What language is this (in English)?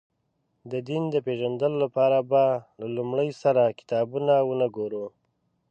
Pashto